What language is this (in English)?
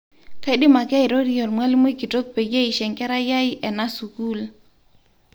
Masai